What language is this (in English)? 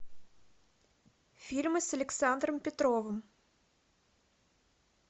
Russian